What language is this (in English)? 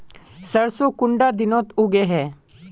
Magahi